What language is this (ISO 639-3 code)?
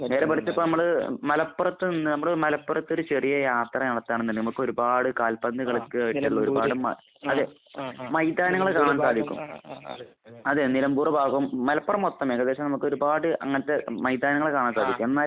mal